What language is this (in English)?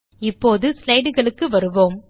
Tamil